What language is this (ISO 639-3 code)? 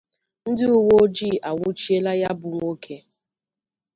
ibo